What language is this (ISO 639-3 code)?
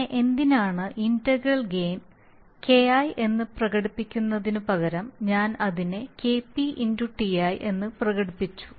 mal